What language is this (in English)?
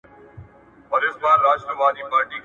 Pashto